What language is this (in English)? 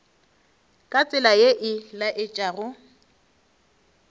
Northern Sotho